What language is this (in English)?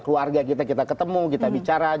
Indonesian